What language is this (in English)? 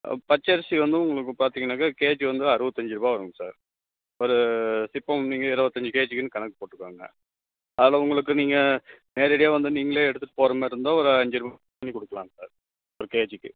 Tamil